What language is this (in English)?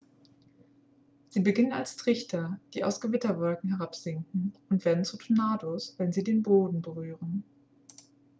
German